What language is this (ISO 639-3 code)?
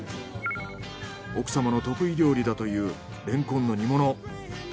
jpn